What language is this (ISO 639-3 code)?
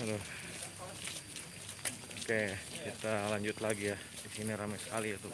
ind